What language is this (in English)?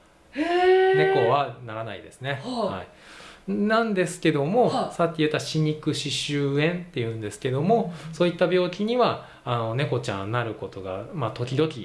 Japanese